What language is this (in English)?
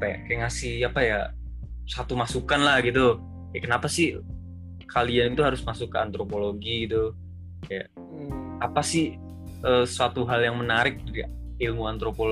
Indonesian